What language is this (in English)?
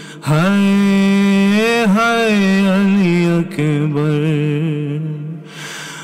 Arabic